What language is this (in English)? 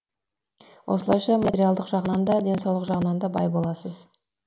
Kazakh